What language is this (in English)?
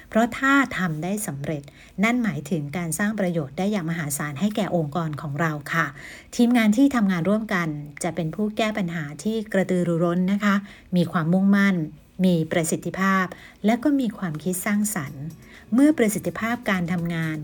Thai